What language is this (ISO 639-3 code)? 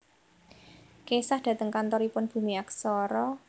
jav